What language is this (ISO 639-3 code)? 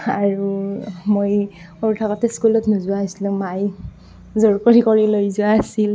asm